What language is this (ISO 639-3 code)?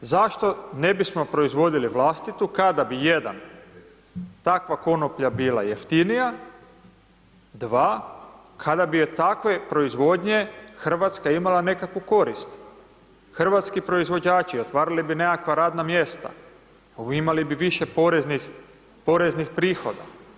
hrv